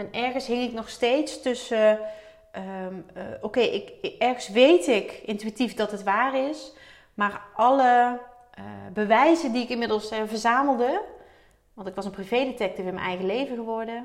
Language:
Dutch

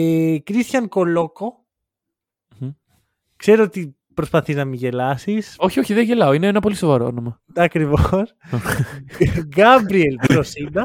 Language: Greek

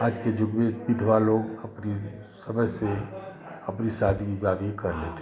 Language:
Hindi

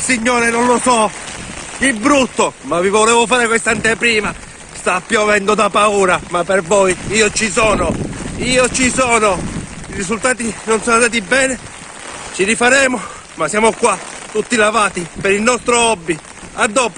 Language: Italian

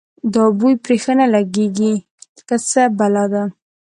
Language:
Pashto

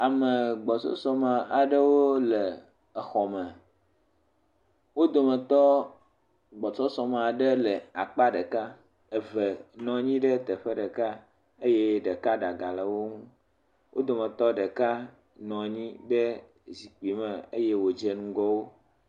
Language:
Ewe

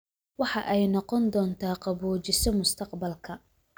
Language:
Somali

